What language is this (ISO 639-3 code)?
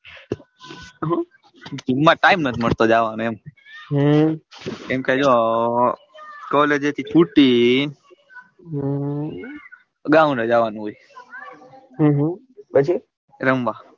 guj